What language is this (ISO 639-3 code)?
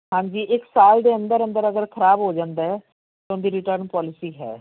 pan